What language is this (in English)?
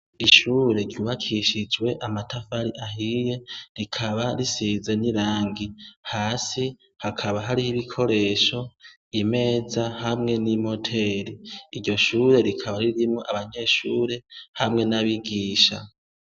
Rundi